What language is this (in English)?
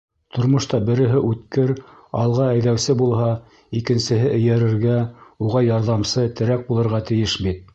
Bashkir